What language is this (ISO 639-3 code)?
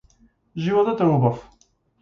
mkd